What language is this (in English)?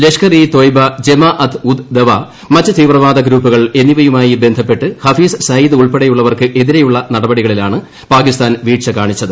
Malayalam